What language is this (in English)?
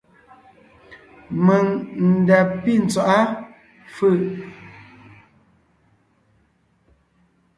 Ngiemboon